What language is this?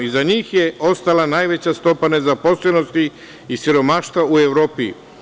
Serbian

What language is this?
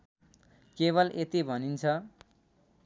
Nepali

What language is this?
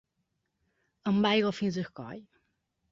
Catalan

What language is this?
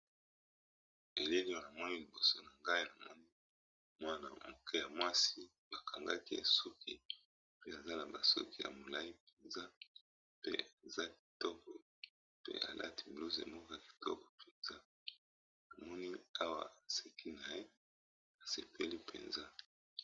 Lingala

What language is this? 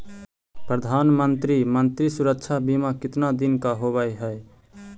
Magahi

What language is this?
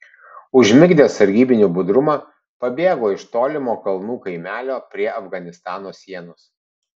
Lithuanian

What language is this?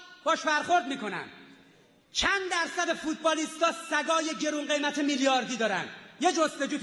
Persian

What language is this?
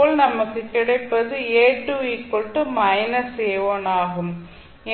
Tamil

